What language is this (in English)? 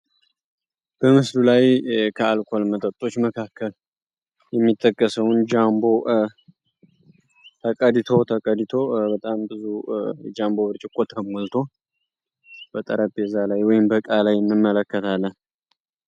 Amharic